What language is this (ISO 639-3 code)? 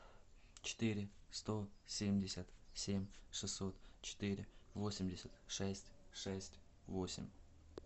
rus